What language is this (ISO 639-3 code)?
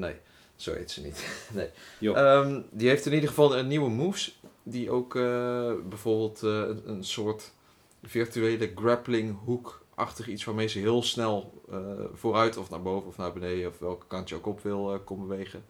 nld